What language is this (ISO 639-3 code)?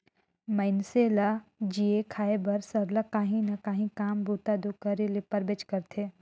hne